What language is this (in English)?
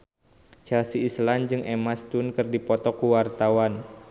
Sundanese